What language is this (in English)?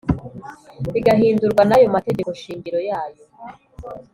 Kinyarwanda